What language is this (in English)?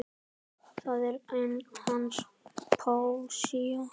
Icelandic